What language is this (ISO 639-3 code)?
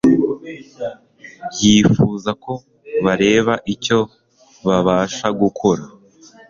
kin